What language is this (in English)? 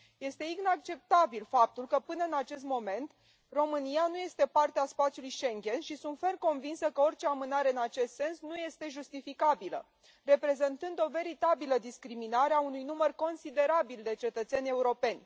Romanian